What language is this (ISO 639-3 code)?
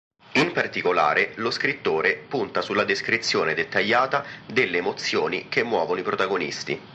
ita